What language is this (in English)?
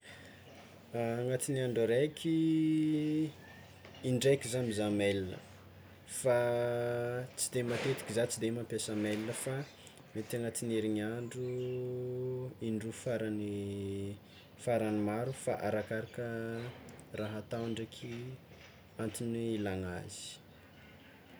Tsimihety Malagasy